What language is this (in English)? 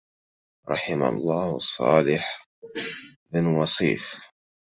Arabic